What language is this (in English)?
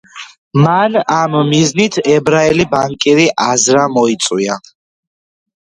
Georgian